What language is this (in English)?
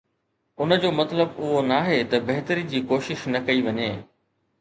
Sindhi